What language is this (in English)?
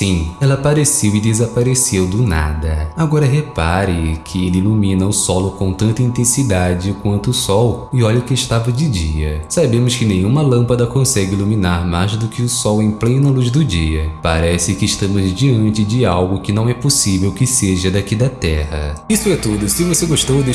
Portuguese